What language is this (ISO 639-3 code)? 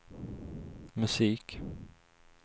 swe